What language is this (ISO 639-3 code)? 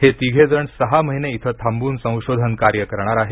mar